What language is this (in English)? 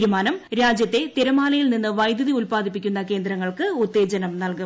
Malayalam